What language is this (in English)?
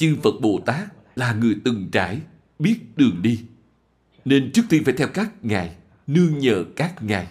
Vietnamese